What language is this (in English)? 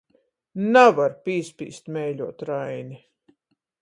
Latgalian